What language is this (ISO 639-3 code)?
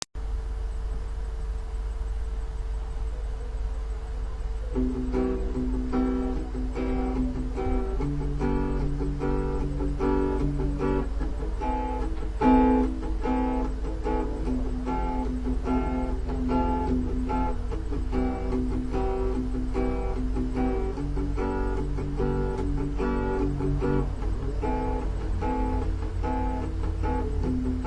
ind